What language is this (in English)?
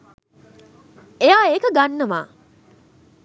Sinhala